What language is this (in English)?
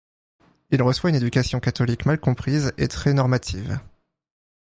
French